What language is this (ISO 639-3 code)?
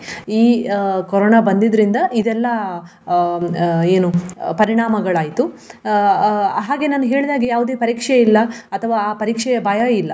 kan